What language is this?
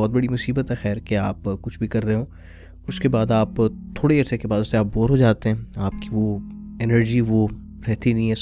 Urdu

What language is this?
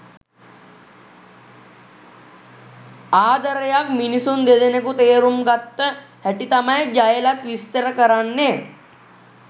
Sinhala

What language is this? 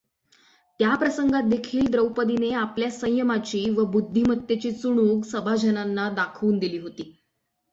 Marathi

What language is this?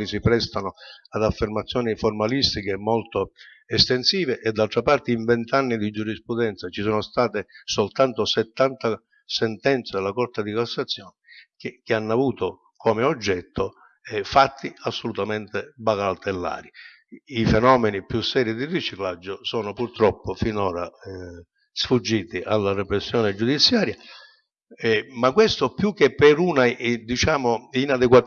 Italian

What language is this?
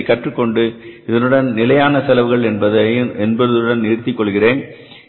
Tamil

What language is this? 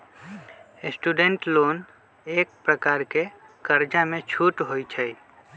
Magahi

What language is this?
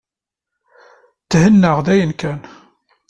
Kabyle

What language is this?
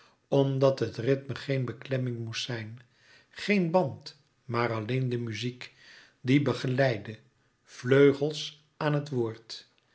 Dutch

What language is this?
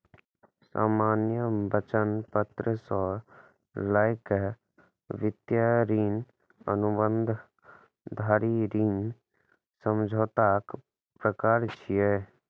Maithili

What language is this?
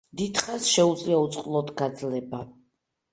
Georgian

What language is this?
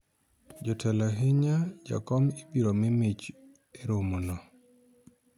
Luo (Kenya and Tanzania)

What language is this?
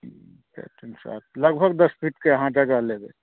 Maithili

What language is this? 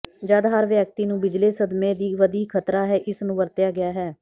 Punjabi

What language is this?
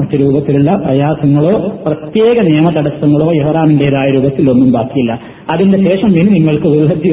Malayalam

